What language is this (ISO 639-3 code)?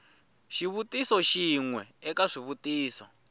tso